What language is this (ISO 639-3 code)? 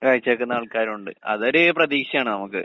mal